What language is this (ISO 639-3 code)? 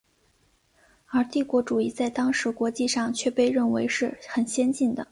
zho